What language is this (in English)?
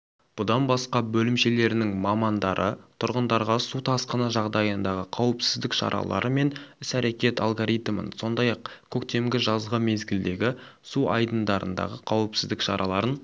Kazakh